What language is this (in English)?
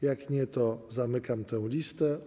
Polish